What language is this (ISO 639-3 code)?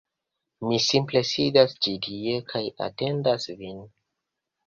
epo